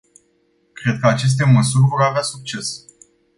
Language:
Romanian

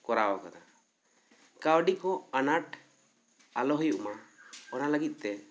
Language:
Santali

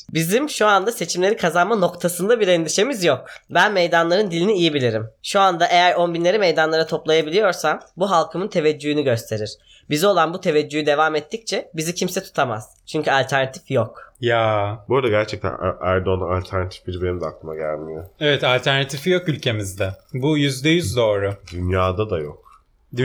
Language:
Turkish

